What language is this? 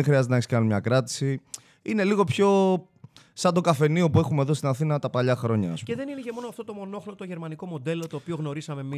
Greek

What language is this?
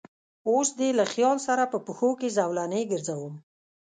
Pashto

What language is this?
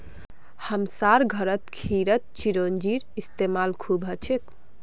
Magahi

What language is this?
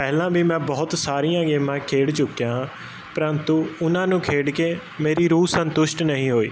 Punjabi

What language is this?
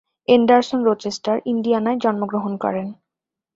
Bangla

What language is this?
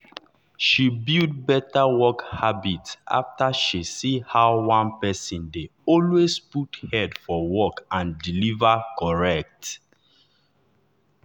Nigerian Pidgin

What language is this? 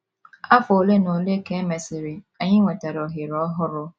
Igbo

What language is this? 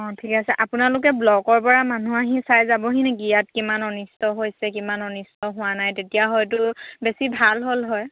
Assamese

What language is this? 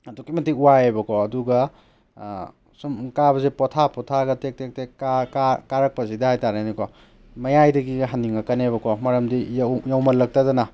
Manipuri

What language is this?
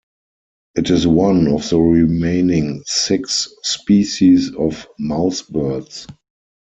English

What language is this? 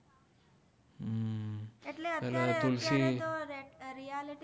Gujarati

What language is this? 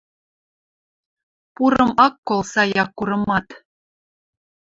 Western Mari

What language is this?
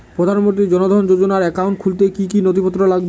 Bangla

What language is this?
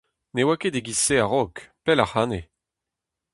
Breton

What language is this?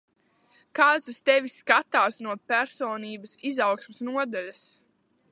Latvian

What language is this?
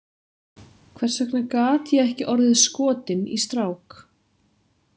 Icelandic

